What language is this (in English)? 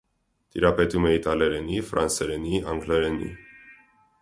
Armenian